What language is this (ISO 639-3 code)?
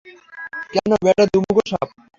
ben